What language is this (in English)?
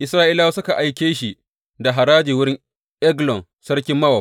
Hausa